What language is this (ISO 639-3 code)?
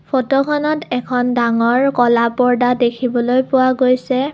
asm